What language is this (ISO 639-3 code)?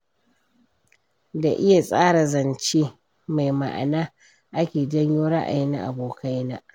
hau